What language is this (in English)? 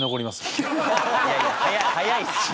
Japanese